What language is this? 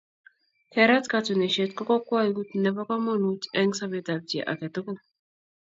Kalenjin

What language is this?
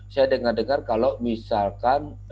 Indonesian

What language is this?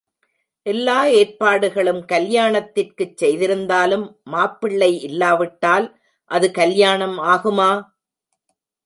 Tamil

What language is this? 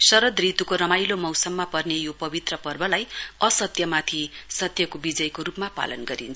Nepali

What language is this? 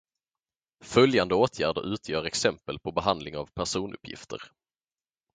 Swedish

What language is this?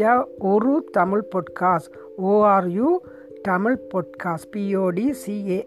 Tamil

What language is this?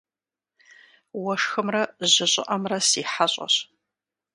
Kabardian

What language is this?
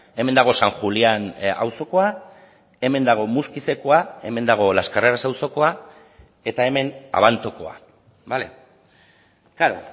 Basque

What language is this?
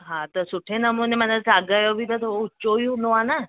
Sindhi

